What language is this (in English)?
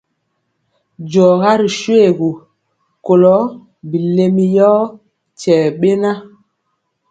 Mpiemo